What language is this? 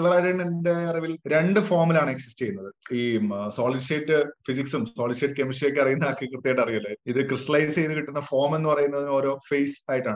Malayalam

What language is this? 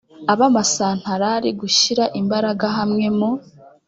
Kinyarwanda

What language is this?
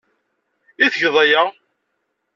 Kabyle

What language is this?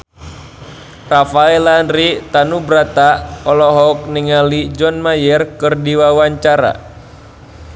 Sundanese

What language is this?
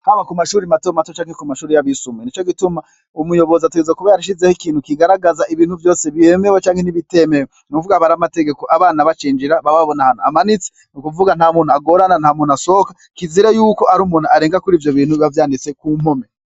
Rundi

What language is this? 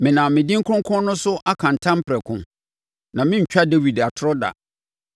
Akan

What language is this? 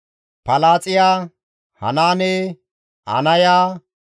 Gamo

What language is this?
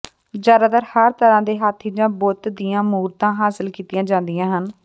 Punjabi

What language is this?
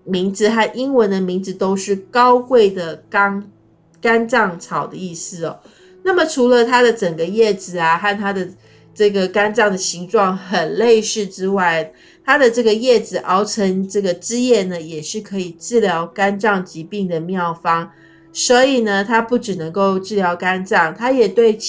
Chinese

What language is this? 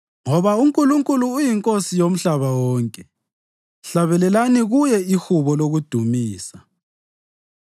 North Ndebele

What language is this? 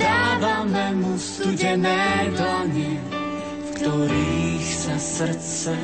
Slovak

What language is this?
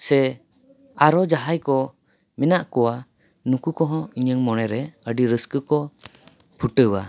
Santali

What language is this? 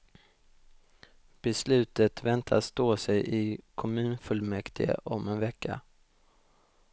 Swedish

